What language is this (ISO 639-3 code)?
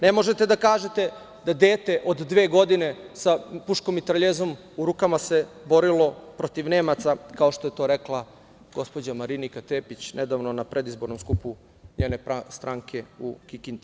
srp